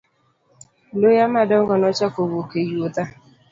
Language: Luo (Kenya and Tanzania)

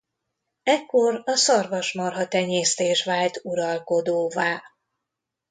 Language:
Hungarian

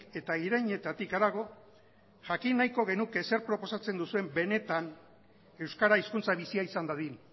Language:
Basque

